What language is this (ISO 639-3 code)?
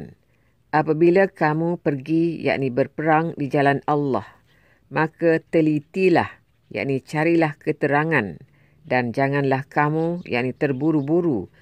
msa